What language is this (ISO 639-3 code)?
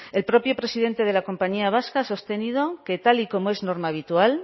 spa